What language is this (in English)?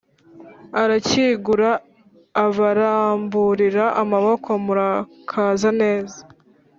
Kinyarwanda